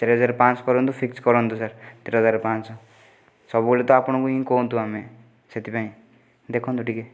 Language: Odia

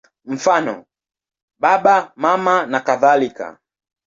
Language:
Swahili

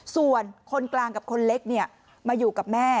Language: Thai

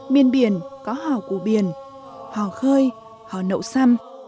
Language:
Vietnamese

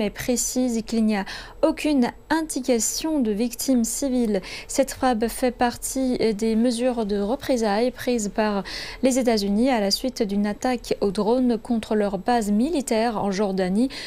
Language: French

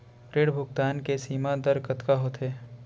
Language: Chhattisgarhi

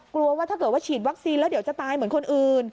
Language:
Thai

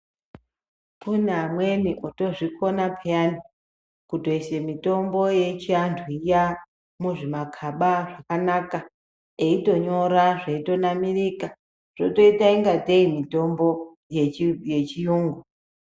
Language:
Ndau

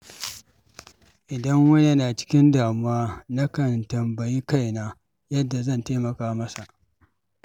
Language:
Hausa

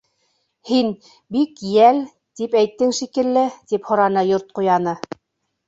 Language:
Bashkir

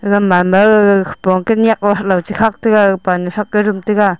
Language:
Wancho Naga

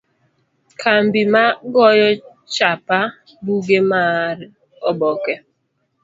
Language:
Luo (Kenya and Tanzania)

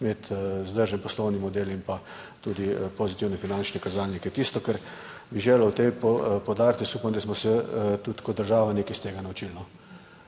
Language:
Slovenian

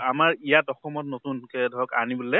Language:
Assamese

